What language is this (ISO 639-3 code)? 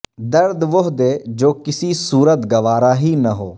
urd